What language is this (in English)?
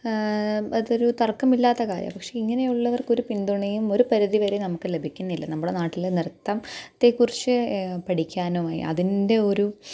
Malayalam